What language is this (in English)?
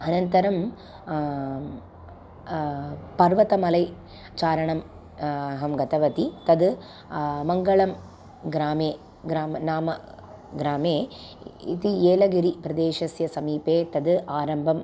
Sanskrit